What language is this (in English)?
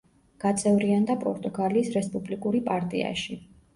Georgian